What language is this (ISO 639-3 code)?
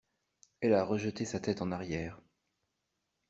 fra